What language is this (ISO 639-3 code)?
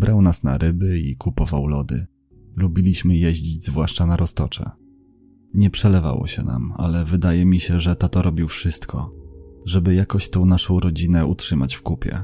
pol